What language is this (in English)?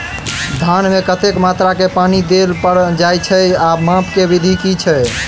Maithili